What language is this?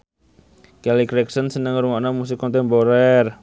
Javanese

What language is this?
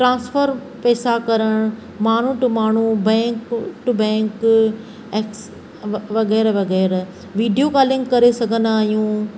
Sindhi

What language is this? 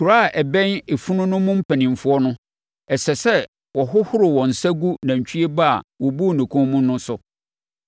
Akan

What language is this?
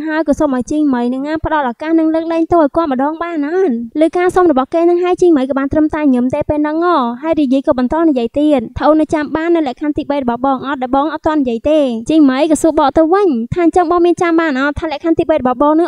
Thai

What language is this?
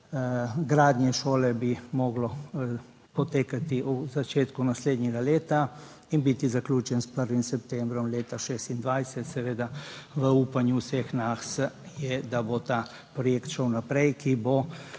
Slovenian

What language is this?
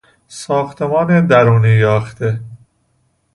Persian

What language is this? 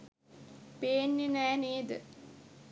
Sinhala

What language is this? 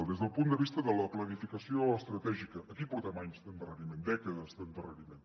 Catalan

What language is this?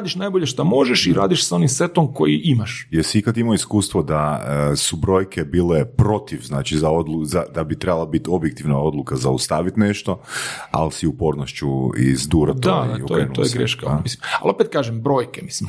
Croatian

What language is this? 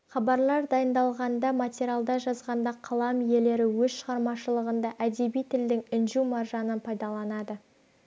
Kazakh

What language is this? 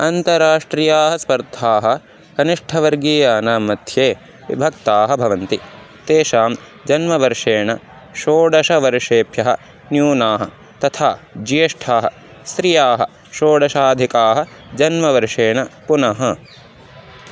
Sanskrit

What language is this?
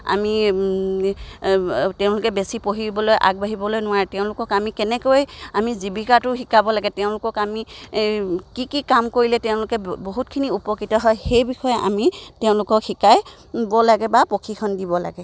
Assamese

